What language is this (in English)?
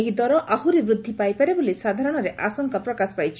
Odia